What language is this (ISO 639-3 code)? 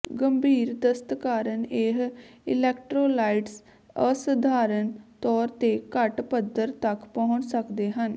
pan